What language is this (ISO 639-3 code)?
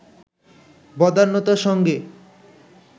ben